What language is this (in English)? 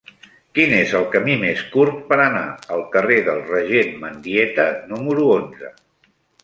Catalan